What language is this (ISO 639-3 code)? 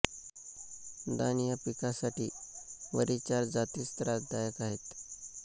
mar